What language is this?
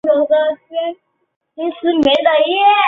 Chinese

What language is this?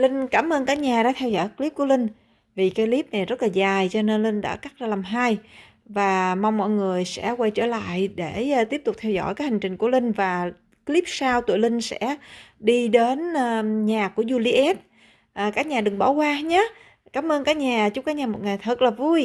Vietnamese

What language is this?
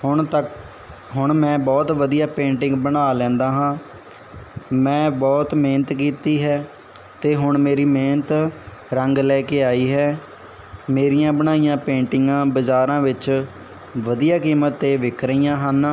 Punjabi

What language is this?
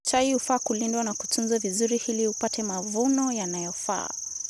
Kalenjin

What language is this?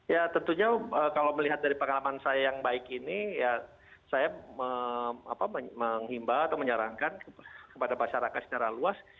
Indonesian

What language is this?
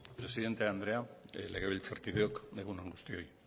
Basque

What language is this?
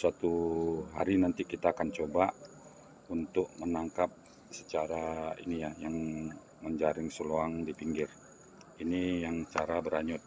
Indonesian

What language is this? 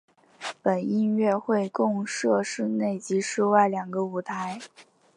Chinese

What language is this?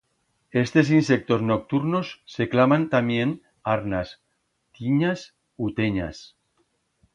Aragonese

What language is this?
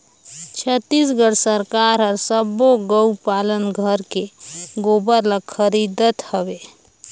Chhattisgarhi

